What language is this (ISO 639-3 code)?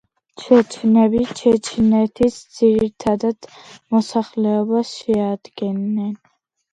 kat